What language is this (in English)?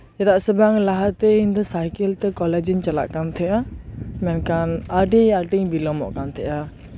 Santali